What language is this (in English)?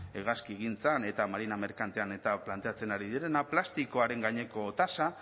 Basque